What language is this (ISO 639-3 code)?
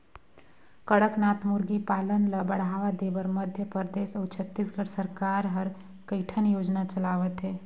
hne